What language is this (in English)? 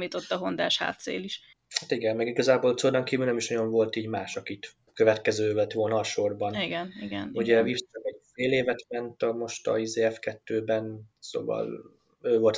Hungarian